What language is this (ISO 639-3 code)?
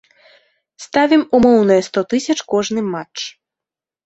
bel